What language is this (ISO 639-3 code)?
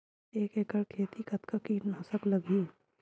hne